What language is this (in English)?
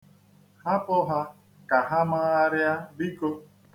Igbo